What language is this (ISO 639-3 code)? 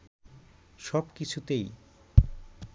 ben